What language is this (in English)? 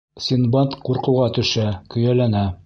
Bashkir